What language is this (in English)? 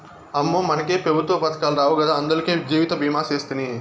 Telugu